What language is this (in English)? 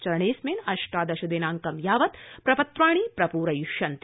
Sanskrit